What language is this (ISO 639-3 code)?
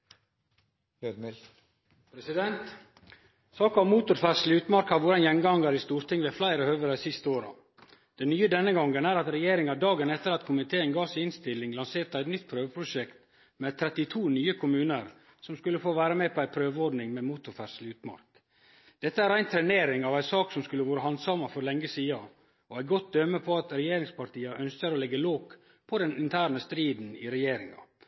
nno